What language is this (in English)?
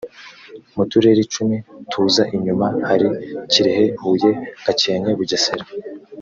Kinyarwanda